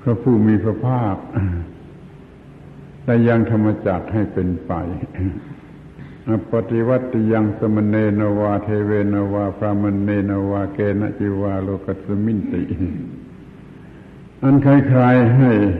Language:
Thai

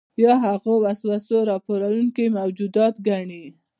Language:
Pashto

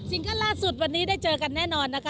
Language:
Thai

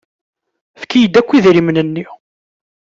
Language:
Kabyle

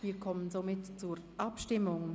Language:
Swiss German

